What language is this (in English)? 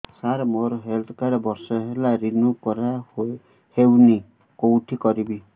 Odia